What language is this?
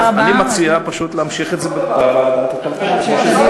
Hebrew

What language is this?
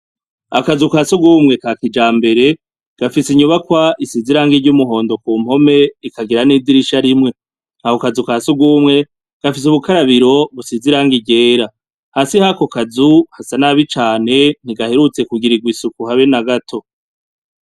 Rundi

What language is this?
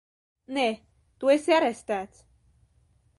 Latvian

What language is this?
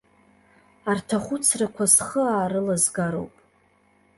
Abkhazian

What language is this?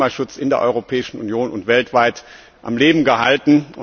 German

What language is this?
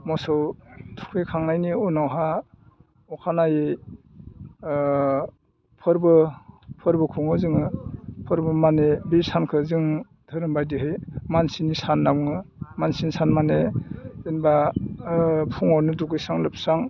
Bodo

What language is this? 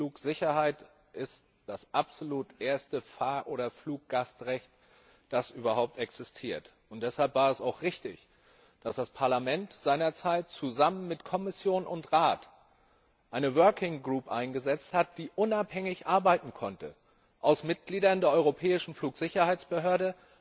German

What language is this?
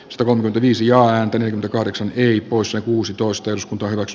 Finnish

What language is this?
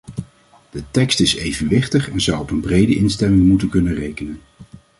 Dutch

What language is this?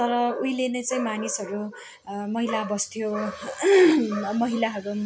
Nepali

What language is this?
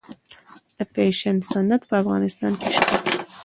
Pashto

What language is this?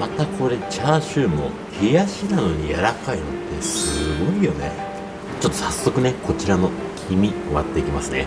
Japanese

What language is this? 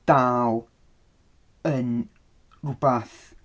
Welsh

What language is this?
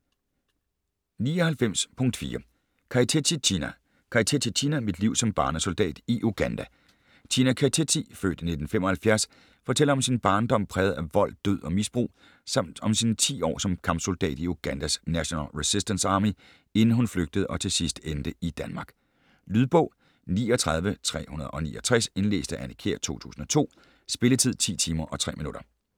Danish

